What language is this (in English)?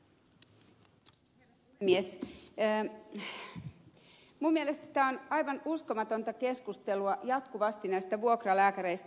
Finnish